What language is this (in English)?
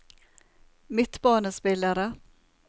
Norwegian